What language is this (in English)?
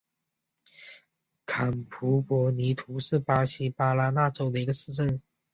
Chinese